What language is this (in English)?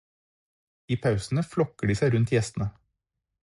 Norwegian Bokmål